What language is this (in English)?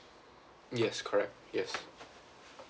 English